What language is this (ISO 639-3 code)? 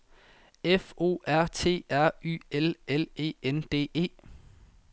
dan